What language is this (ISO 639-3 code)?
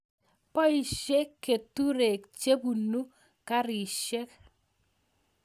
kln